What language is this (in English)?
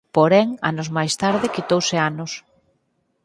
Galician